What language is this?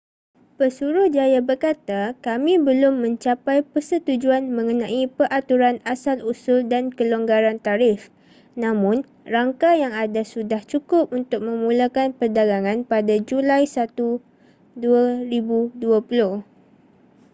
Malay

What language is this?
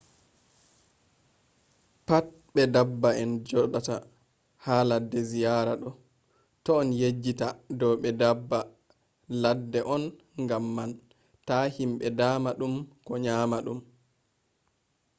Fula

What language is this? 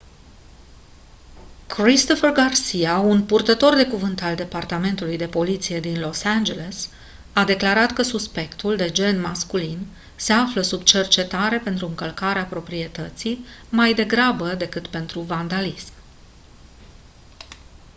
Romanian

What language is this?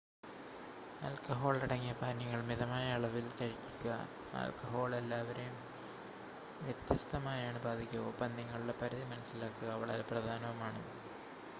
Malayalam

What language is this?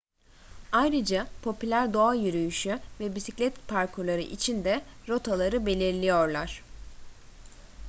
Turkish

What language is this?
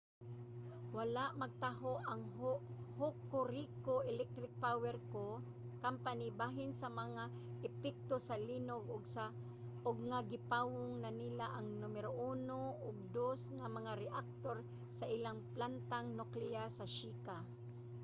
Cebuano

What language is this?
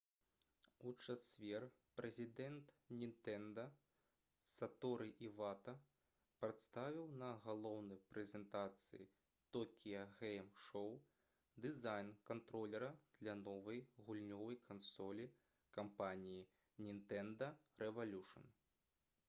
Belarusian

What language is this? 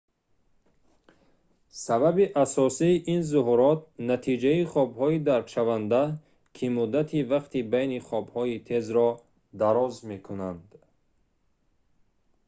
Tajik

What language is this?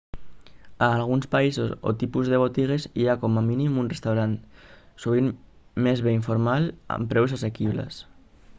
Catalan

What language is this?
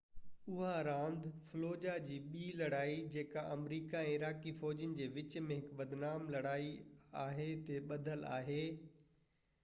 Sindhi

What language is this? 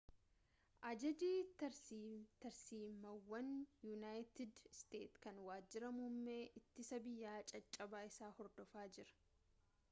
Oromo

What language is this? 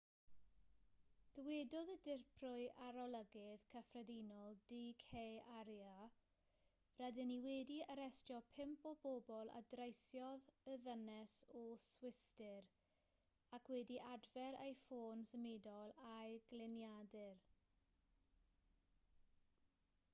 Welsh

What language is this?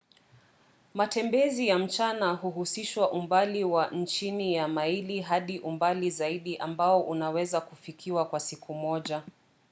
Swahili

